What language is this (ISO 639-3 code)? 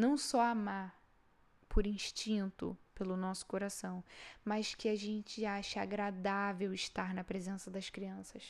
por